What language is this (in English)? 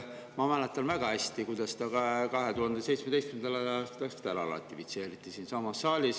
Estonian